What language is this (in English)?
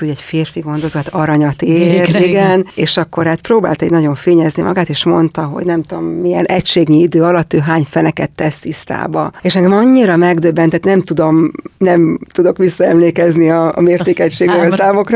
Hungarian